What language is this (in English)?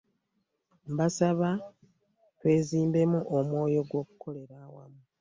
Ganda